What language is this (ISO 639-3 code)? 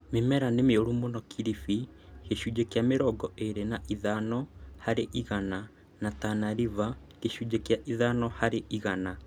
kik